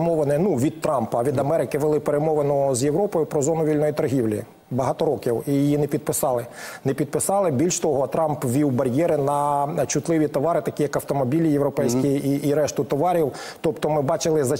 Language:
Ukrainian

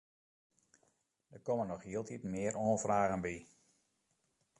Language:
Western Frisian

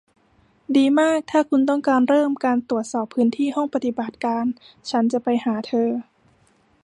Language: Thai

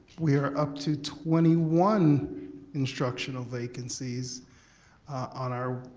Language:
English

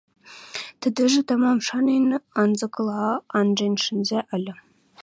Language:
Western Mari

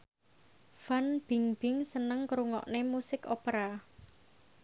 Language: Javanese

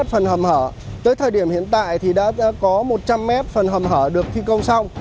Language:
Vietnamese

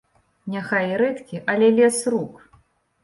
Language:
Belarusian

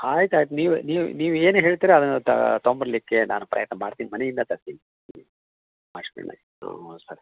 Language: Kannada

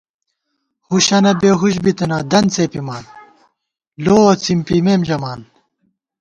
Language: Gawar-Bati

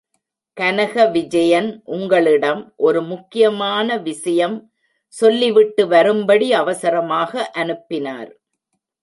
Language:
Tamil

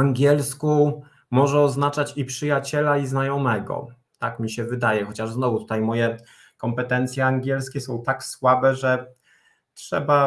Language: Polish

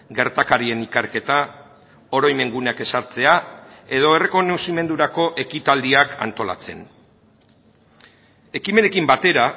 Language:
Basque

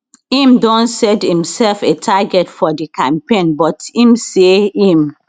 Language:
Nigerian Pidgin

